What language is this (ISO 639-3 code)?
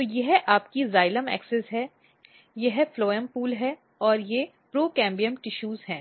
hin